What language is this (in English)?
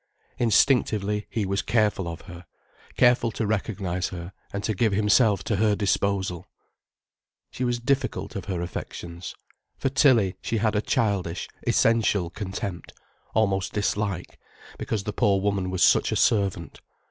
English